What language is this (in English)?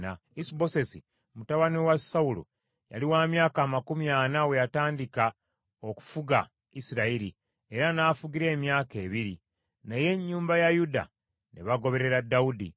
Ganda